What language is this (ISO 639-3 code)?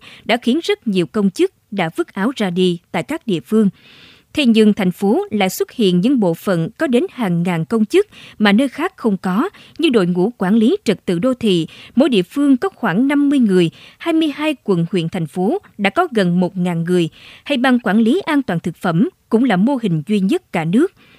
vie